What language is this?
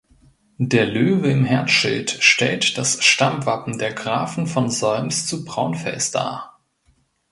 German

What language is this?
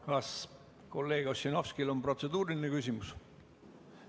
Estonian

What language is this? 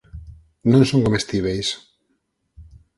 Galician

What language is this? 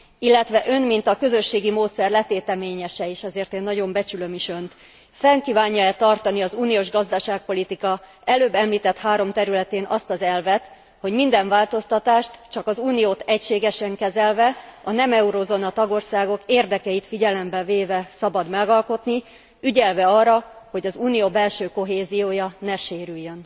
Hungarian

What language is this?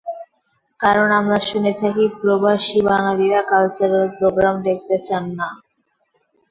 Bangla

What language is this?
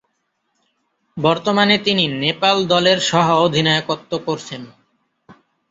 Bangla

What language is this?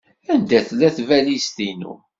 Kabyle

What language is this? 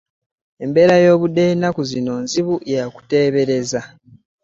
Ganda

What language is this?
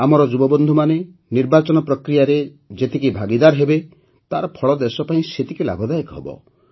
Odia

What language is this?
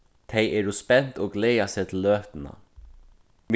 Faroese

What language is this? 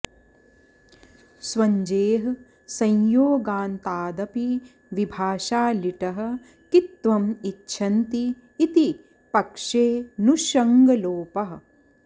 Sanskrit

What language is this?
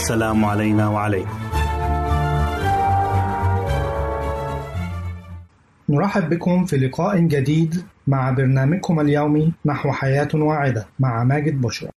Arabic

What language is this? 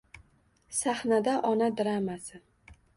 Uzbek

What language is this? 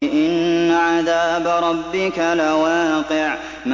Arabic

